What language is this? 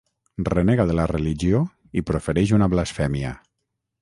Catalan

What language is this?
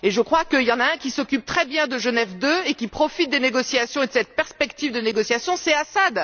French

